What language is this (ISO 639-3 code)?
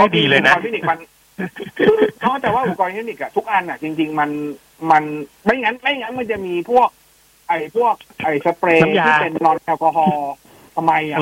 tha